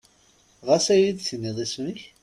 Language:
Kabyle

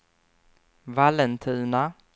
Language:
Swedish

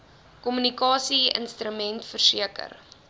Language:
Afrikaans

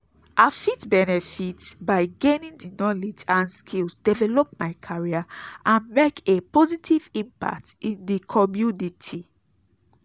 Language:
Nigerian Pidgin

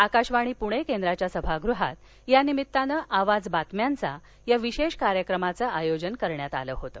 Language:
Marathi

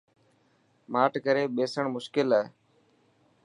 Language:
Dhatki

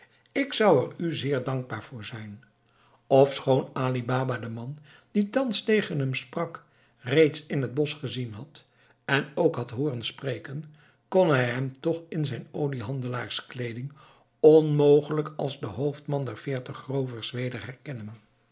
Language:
Dutch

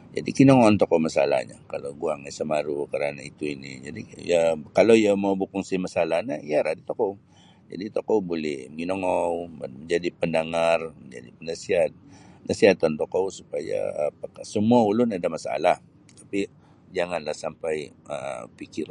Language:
Sabah Bisaya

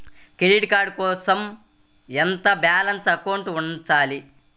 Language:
Telugu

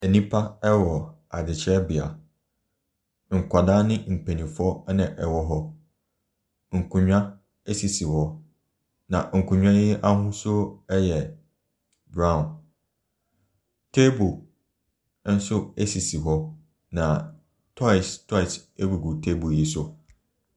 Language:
Akan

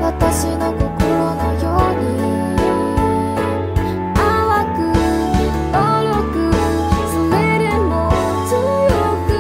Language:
Japanese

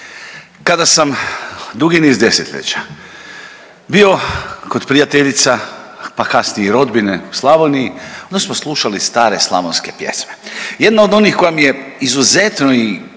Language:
Croatian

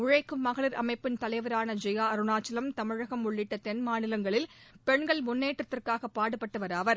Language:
Tamil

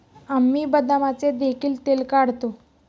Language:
Marathi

